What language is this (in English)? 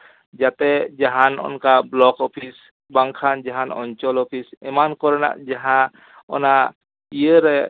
Santali